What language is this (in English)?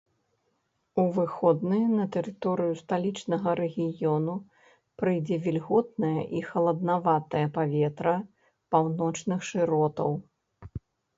Belarusian